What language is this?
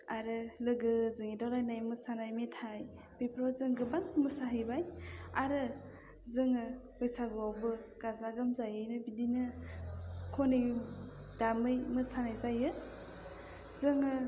Bodo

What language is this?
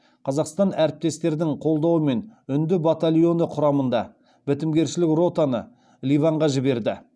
Kazakh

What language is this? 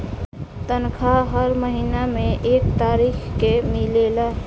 Bhojpuri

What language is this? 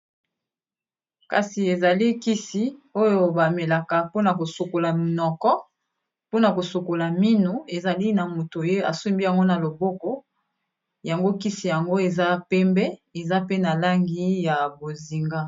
Lingala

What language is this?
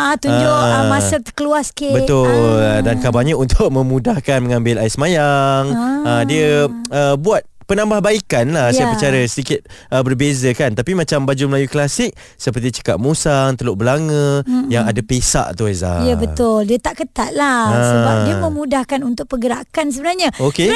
Malay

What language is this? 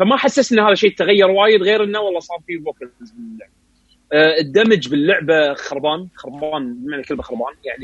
Arabic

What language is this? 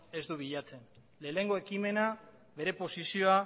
Basque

